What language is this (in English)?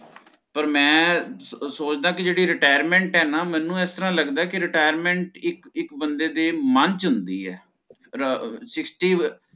Punjabi